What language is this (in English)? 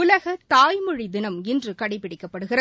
Tamil